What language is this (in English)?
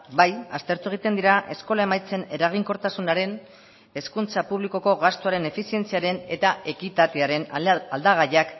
Basque